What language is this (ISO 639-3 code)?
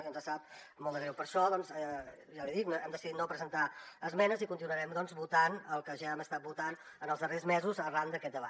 cat